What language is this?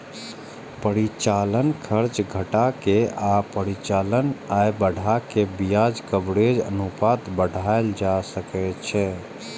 Maithili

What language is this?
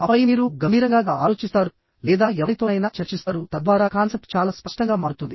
Telugu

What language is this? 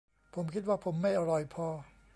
Thai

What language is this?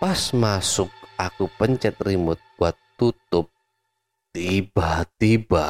Indonesian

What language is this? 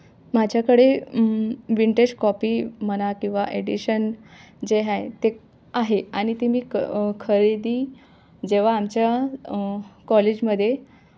Marathi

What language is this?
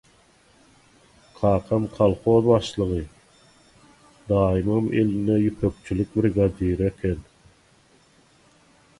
Turkmen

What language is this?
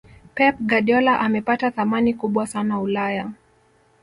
Swahili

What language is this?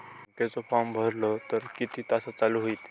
Marathi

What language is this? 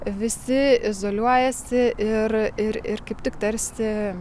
Lithuanian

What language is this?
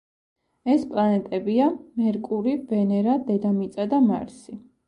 Georgian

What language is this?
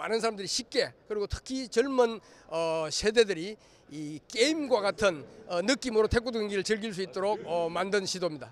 Korean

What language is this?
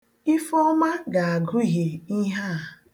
Igbo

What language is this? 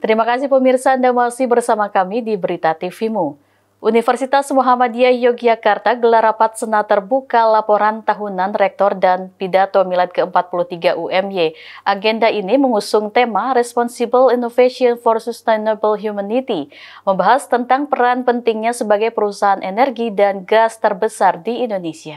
Indonesian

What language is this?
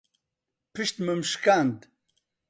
Central Kurdish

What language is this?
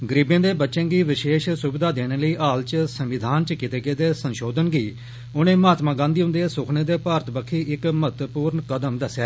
Dogri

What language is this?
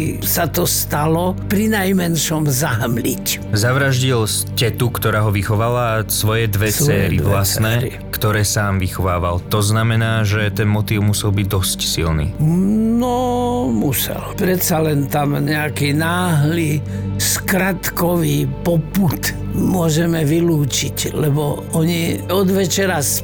Slovak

